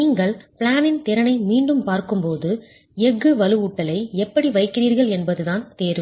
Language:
Tamil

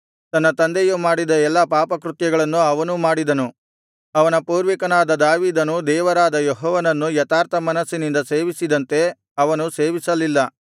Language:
Kannada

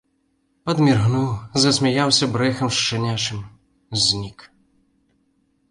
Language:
Belarusian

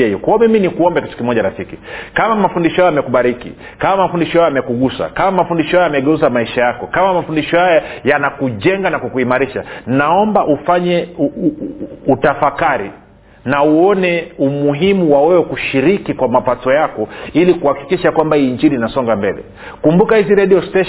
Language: Swahili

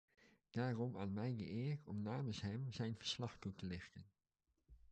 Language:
Dutch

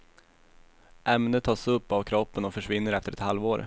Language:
Swedish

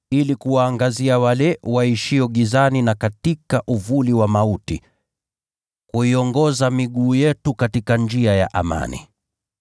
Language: Swahili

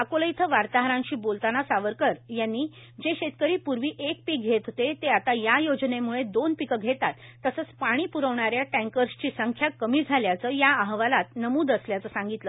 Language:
Marathi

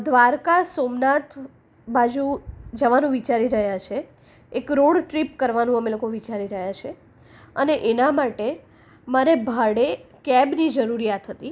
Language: Gujarati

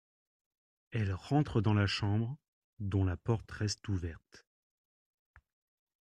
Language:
French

